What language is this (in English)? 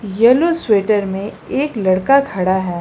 Hindi